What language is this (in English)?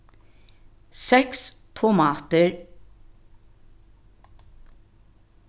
Faroese